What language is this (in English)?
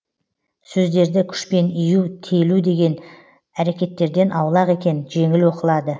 Kazakh